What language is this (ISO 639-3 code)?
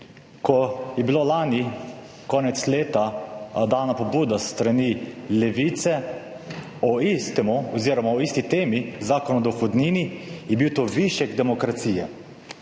slv